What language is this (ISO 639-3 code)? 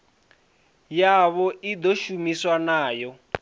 ven